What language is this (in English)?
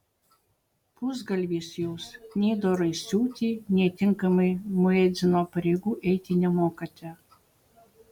Lithuanian